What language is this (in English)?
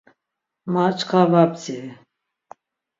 Laz